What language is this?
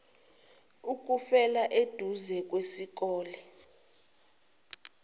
Zulu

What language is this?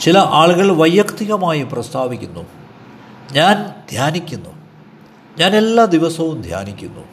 Malayalam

